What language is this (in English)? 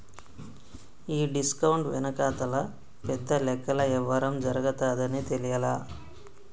Telugu